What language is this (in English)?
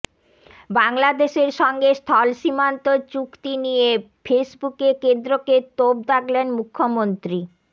Bangla